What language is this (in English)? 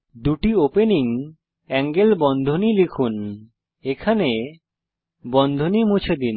Bangla